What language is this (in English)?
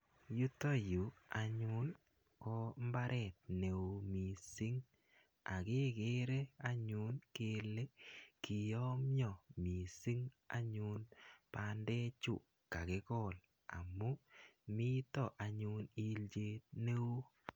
Kalenjin